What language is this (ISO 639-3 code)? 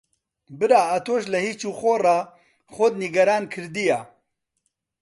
ckb